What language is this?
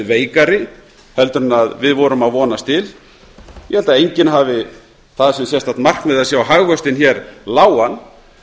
Icelandic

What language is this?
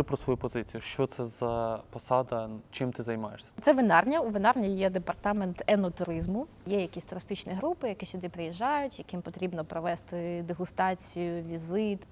Ukrainian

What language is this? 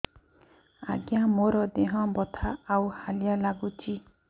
Odia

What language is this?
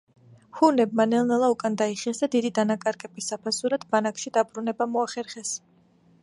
Georgian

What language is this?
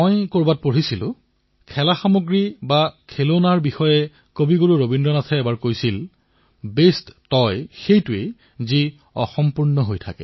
Assamese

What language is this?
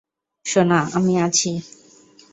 Bangla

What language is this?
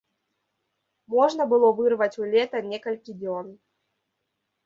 Belarusian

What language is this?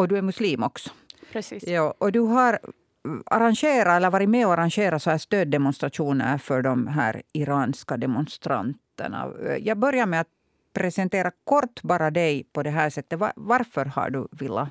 Swedish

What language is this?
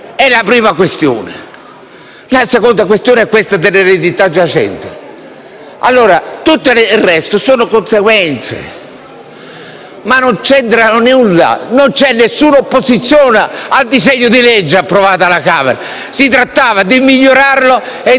Italian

